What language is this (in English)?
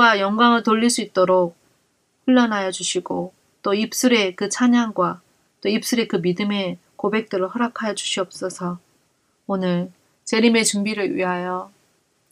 Korean